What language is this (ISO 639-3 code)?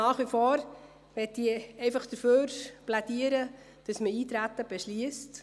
gsw